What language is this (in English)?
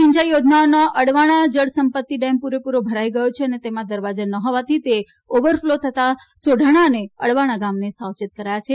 Gujarati